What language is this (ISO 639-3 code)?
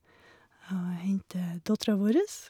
nor